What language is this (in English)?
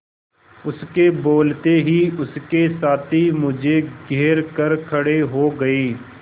Hindi